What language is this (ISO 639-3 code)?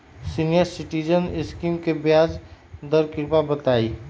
mag